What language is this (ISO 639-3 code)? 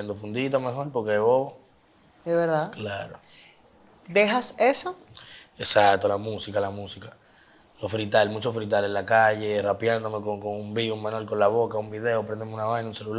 spa